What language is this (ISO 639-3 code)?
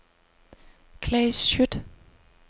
dan